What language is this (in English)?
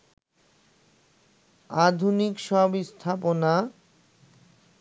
Bangla